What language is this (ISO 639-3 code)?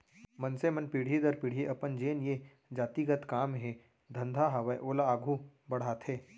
hne